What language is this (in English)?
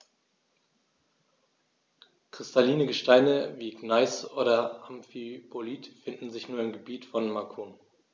German